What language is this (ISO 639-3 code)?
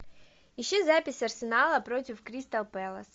rus